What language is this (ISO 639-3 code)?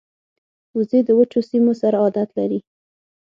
pus